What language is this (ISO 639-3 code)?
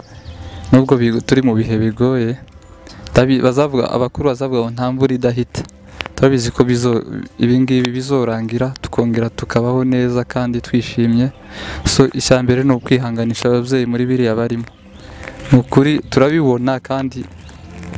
kor